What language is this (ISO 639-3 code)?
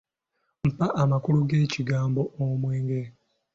lug